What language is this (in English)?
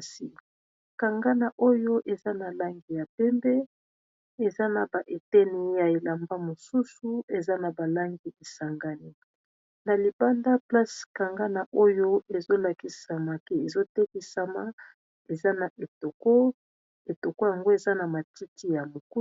Lingala